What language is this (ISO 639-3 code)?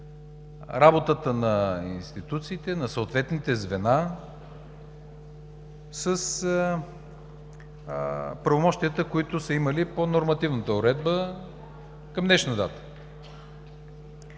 bul